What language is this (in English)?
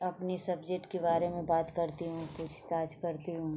Hindi